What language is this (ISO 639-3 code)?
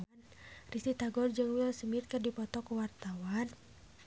sun